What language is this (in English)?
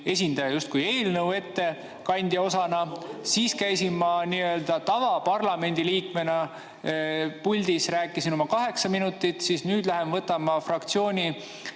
Estonian